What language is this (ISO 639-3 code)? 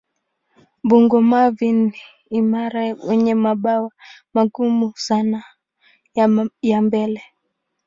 swa